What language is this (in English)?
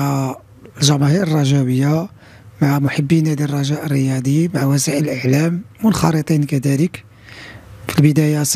Arabic